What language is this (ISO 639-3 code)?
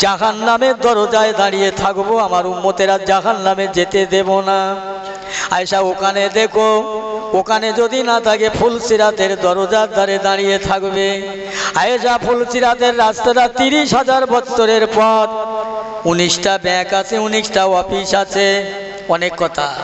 hin